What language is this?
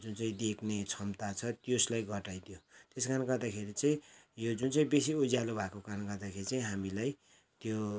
Nepali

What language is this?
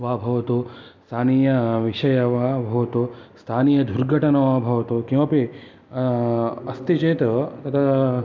Sanskrit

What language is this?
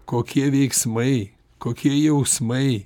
Lithuanian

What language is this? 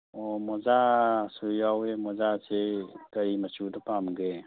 Manipuri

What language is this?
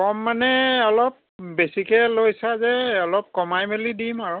Assamese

